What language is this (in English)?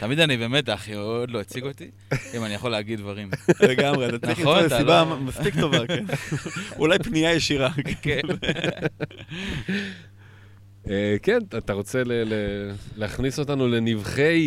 Hebrew